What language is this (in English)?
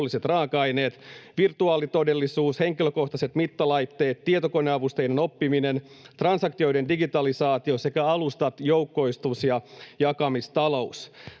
Finnish